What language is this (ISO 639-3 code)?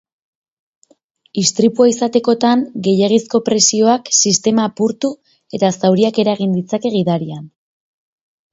eus